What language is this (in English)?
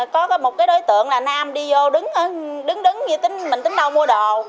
Vietnamese